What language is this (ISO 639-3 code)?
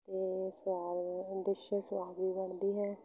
pan